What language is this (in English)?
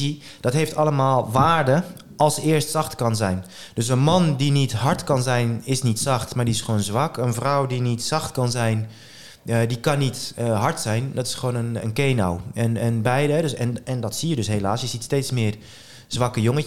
Dutch